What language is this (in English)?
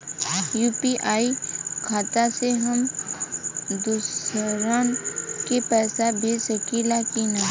Bhojpuri